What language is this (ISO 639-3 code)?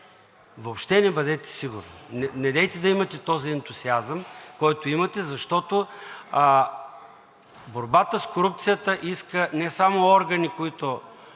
bul